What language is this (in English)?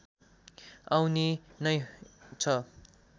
Nepali